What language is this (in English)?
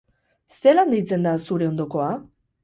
Basque